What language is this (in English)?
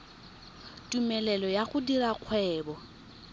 Tswana